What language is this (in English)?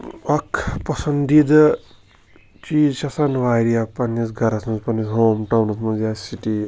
Kashmiri